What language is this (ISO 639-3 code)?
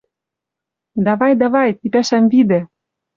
mrj